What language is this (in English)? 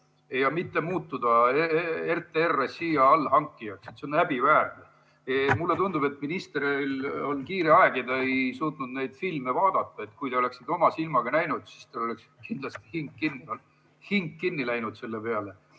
Estonian